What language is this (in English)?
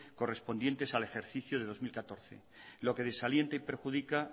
Spanish